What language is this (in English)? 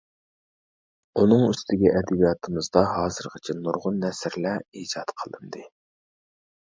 Uyghur